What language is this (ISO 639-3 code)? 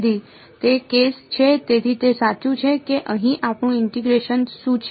guj